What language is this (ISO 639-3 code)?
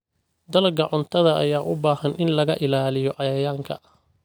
som